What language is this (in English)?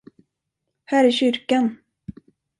Swedish